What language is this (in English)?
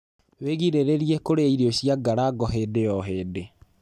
Kikuyu